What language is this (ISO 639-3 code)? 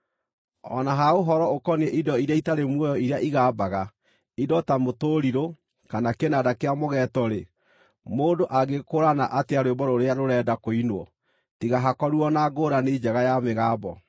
kik